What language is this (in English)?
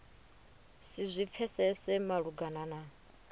Venda